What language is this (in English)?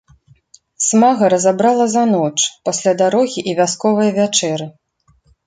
Belarusian